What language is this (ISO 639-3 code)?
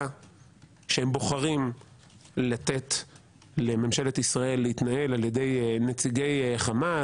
heb